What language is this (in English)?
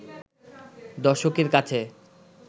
Bangla